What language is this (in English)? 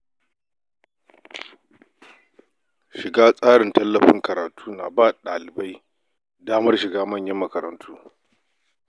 Hausa